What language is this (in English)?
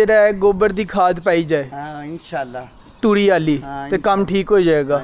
Punjabi